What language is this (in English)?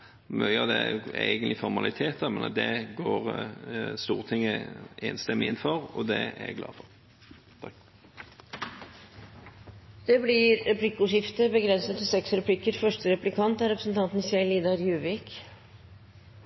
Norwegian Bokmål